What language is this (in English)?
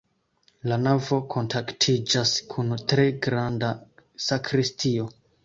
Esperanto